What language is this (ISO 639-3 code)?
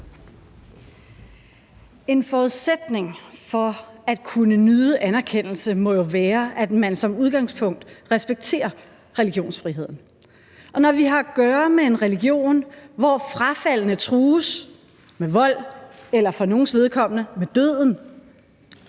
dan